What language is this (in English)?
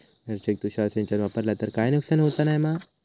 Marathi